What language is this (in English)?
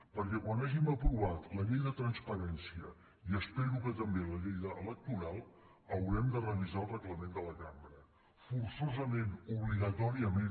Catalan